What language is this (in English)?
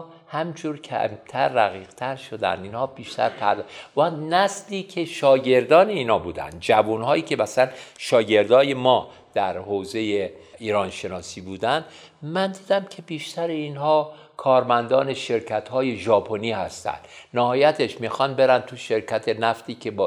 Persian